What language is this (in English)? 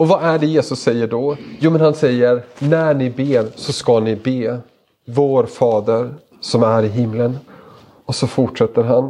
Swedish